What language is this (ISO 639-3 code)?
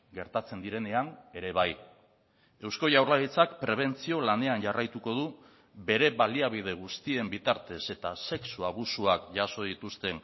eus